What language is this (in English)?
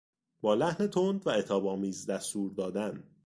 Persian